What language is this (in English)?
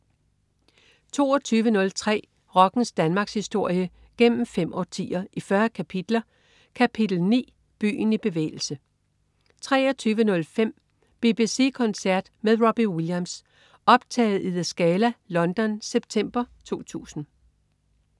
Danish